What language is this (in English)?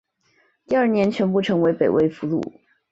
Chinese